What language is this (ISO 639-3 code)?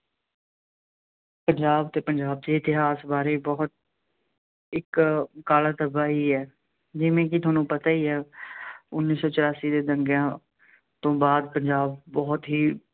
pan